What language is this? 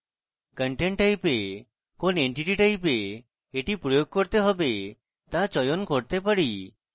Bangla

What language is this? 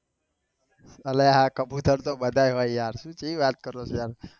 Gujarati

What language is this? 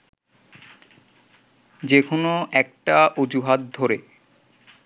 Bangla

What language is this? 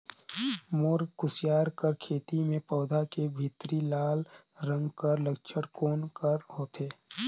Chhattisgarhi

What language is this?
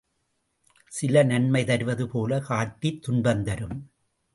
Tamil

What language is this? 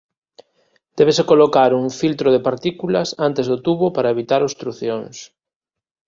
Galician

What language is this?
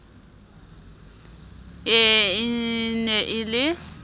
Southern Sotho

